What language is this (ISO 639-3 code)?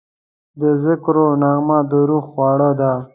pus